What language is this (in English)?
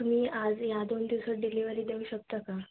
Marathi